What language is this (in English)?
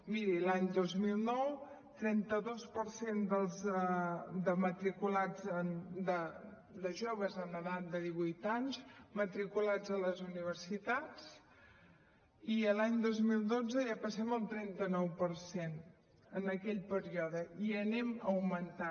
Catalan